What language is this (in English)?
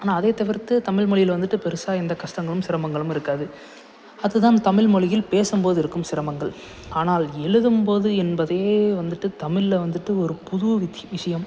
Tamil